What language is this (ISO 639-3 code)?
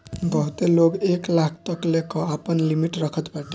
bho